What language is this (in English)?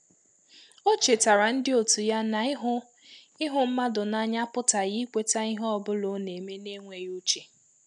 Igbo